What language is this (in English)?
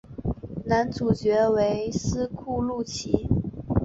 Chinese